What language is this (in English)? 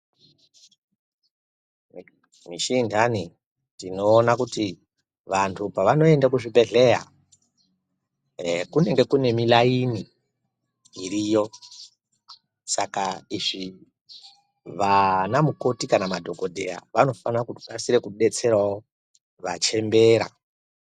Ndau